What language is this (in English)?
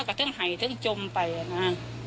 Thai